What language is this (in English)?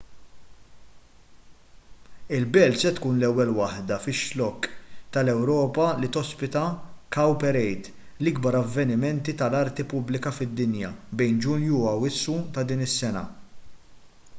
Maltese